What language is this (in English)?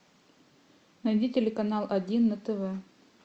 Russian